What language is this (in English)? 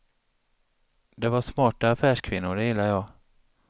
Swedish